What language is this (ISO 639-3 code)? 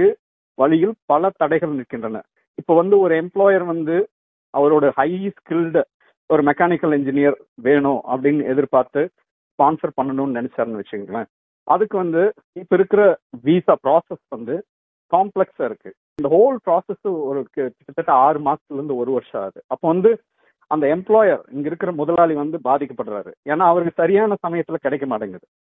tam